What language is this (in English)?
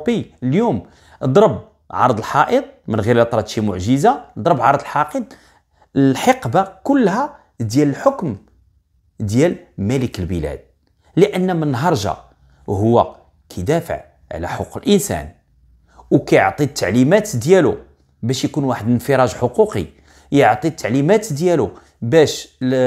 Arabic